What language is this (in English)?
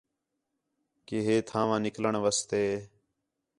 Khetrani